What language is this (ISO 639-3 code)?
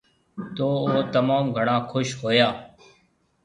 mve